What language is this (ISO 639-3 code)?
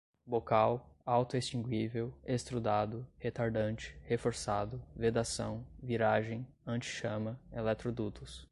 por